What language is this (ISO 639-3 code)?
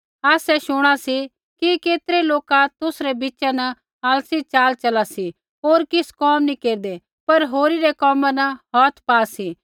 kfx